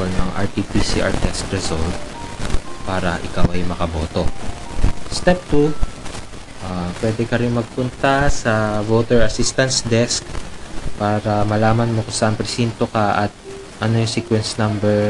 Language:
Filipino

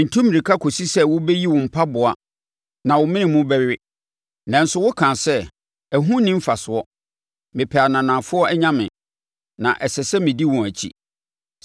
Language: Akan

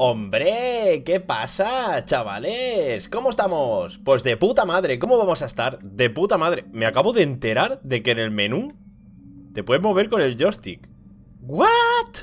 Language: Spanish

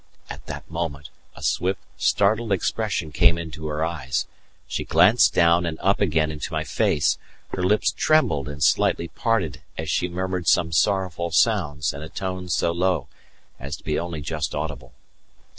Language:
English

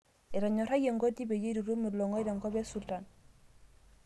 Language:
Masai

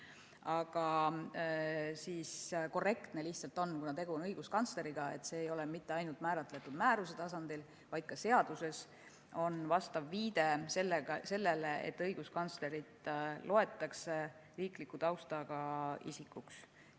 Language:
Estonian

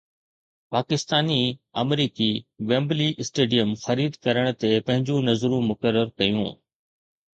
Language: Sindhi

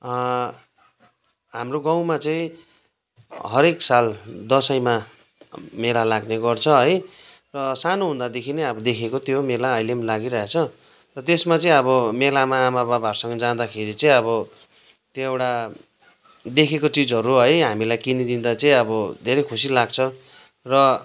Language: Nepali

